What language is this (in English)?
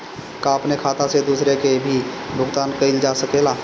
Bhojpuri